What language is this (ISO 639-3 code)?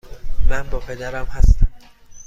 fas